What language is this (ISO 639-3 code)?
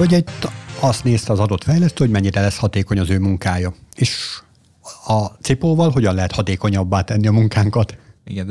hun